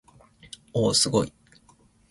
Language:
Japanese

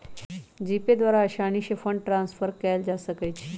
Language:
Magahi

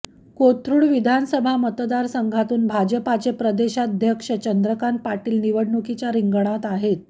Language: Marathi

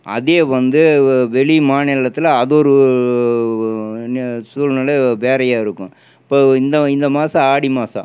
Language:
Tamil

